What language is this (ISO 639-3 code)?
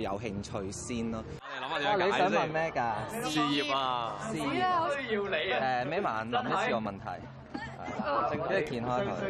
zho